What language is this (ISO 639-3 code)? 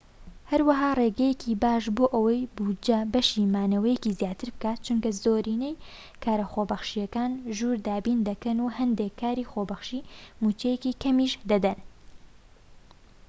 ckb